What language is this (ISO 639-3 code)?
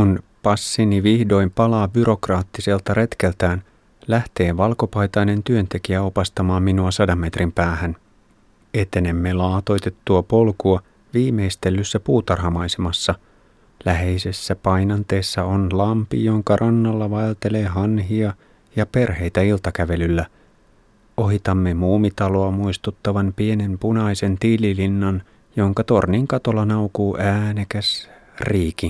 fin